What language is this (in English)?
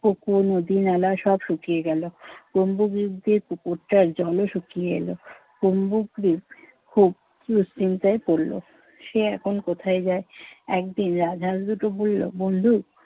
Bangla